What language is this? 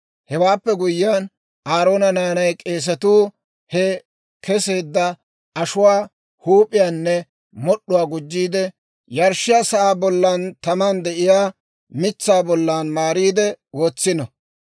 Dawro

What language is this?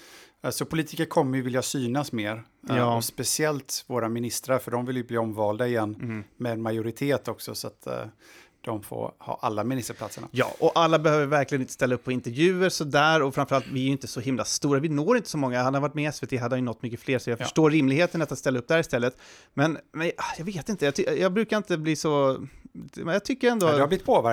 Swedish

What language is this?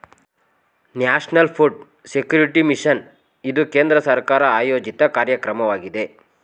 Kannada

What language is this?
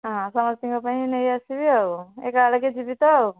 Odia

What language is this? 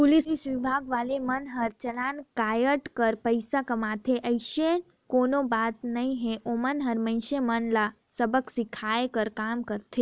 Chhattisgarhi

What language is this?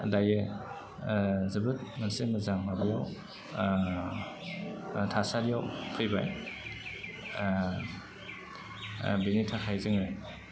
Bodo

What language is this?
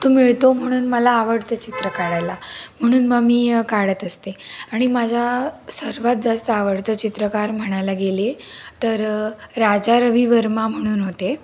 Marathi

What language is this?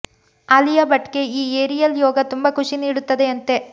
Kannada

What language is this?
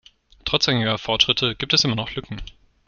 German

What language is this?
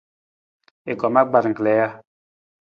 Nawdm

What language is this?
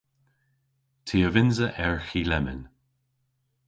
Cornish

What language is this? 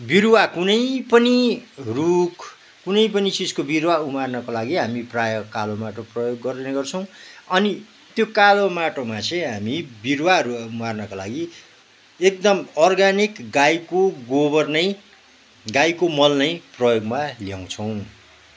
Nepali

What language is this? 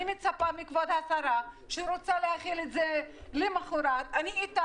Hebrew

